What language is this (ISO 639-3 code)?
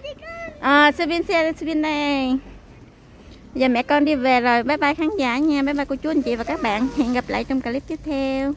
vie